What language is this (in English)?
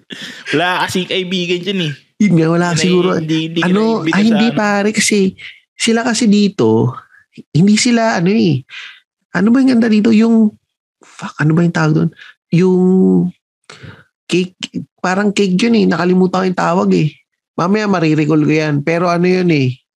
Filipino